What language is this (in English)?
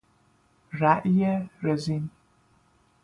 Persian